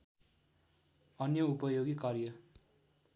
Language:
Nepali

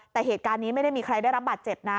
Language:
Thai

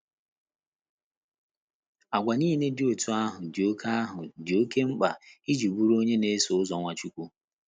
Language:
Igbo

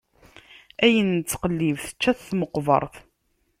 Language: Kabyle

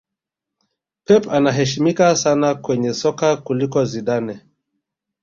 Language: Swahili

